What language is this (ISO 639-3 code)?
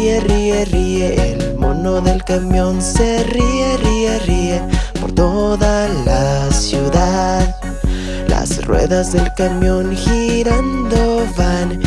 spa